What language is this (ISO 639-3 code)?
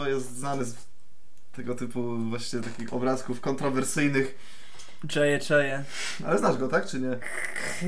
pol